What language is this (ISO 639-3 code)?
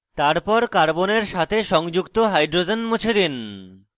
ben